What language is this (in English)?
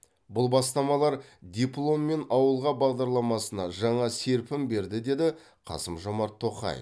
Kazakh